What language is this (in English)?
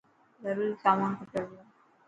Dhatki